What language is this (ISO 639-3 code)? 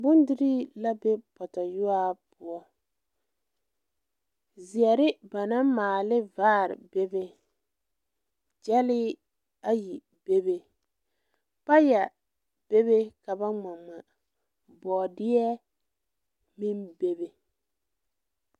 dga